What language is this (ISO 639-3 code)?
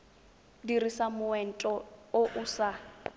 tsn